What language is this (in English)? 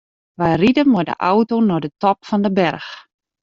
Western Frisian